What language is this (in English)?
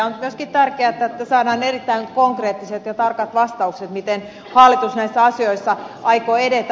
Finnish